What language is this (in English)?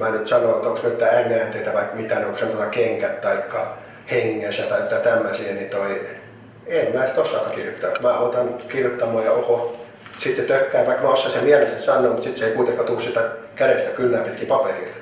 Finnish